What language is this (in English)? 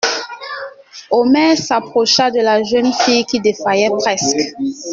French